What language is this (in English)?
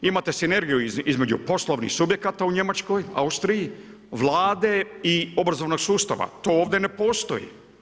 Croatian